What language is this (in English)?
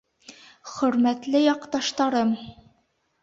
Bashkir